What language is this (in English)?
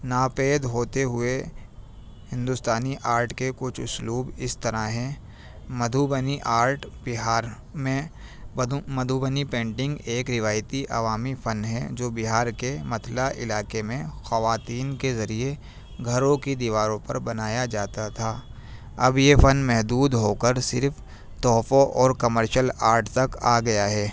Urdu